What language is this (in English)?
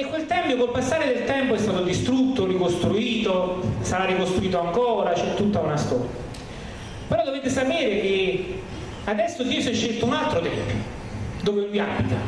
Italian